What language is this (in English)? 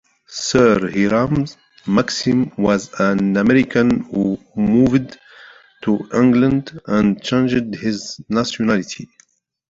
English